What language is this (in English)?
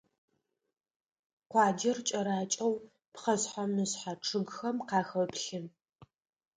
Adyghe